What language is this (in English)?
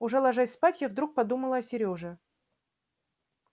Russian